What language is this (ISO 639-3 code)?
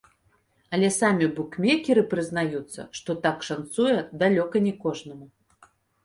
bel